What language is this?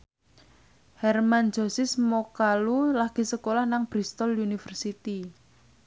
Javanese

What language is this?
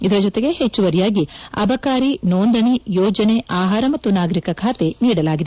Kannada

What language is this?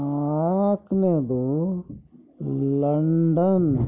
Kannada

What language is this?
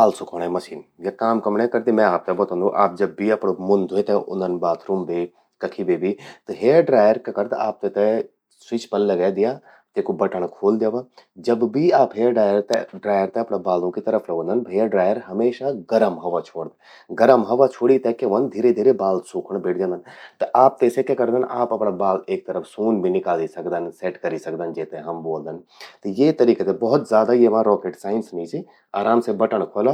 Garhwali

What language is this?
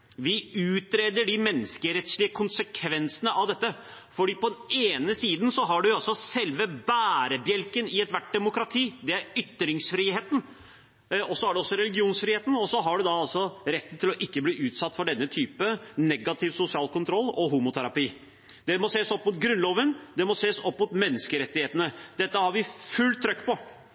Norwegian Bokmål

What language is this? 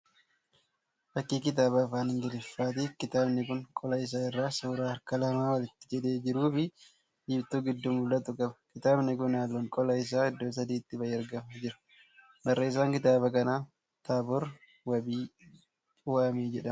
Oromo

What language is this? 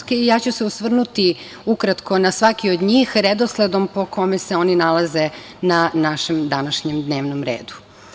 Serbian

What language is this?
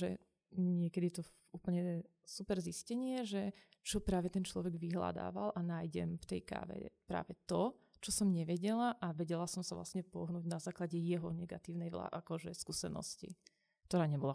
Slovak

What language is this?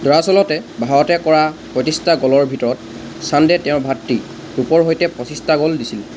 Assamese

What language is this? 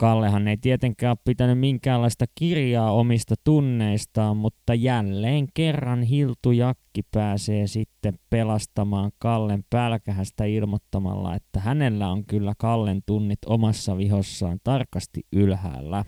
Finnish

